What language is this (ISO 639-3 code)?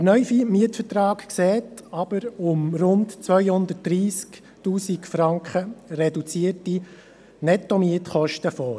gsw